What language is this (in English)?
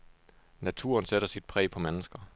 Danish